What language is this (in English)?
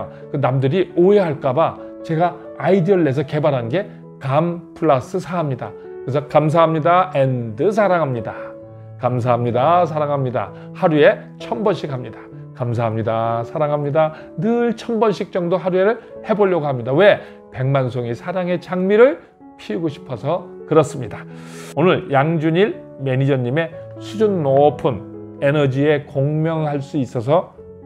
Korean